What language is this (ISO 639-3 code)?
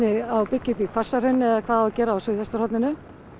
isl